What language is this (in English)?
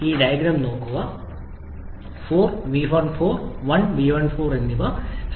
Malayalam